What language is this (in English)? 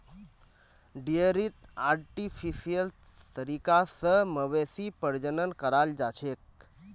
Magahi